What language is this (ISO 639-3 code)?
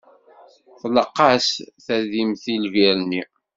kab